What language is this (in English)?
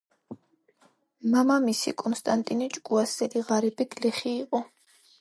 Georgian